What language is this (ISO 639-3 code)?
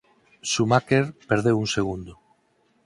glg